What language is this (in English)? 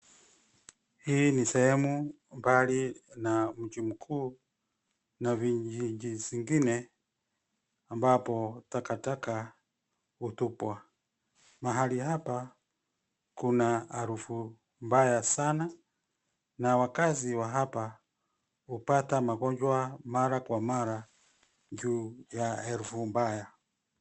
Swahili